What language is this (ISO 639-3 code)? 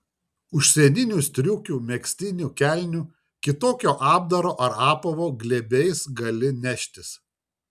lit